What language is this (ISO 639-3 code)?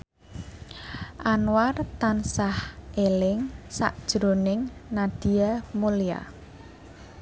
jav